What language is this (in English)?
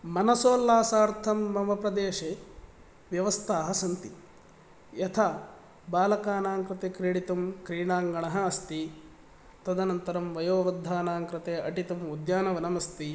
Sanskrit